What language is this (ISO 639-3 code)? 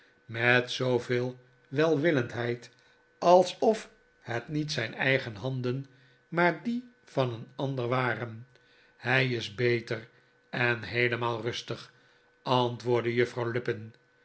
nld